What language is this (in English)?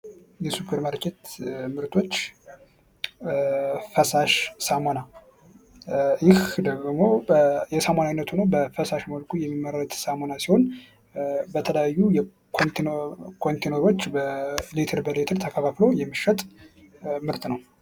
Amharic